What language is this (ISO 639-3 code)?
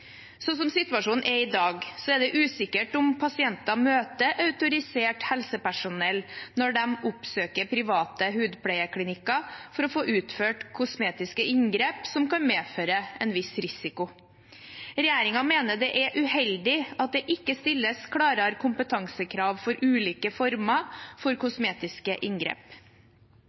nob